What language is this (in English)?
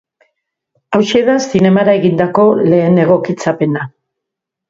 Basque